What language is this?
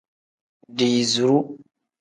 Tem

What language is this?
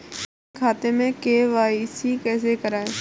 Hindi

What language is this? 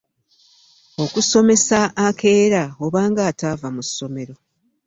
Ganda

